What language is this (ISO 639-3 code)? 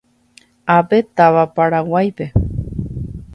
grn